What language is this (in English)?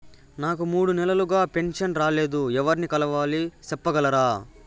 Telugu